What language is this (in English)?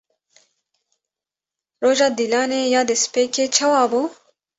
Kurdish